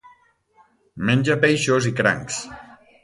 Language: Catalan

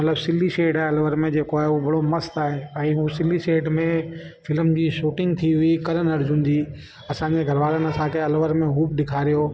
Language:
Sindhi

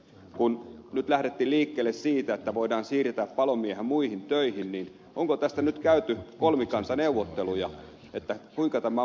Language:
Finnish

